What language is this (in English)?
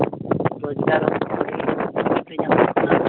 Santali